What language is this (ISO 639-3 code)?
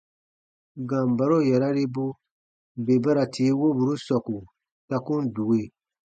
bba